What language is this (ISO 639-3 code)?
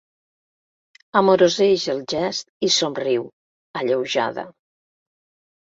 cat